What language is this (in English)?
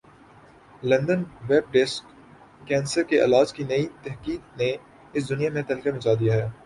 Urdu